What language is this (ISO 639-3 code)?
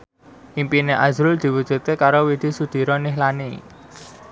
jav